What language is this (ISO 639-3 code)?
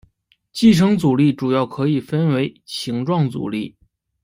zho